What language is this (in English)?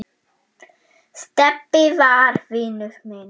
Icelandic